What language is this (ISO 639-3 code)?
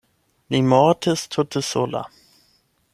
epo